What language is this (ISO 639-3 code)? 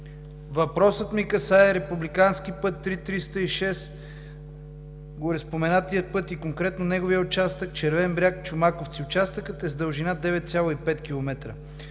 bul